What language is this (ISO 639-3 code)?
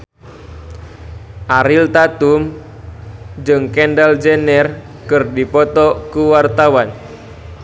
sun